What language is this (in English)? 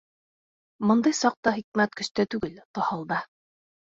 Bashkir